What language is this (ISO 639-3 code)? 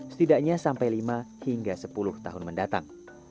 ind